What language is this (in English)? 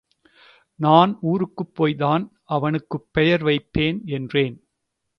Tamil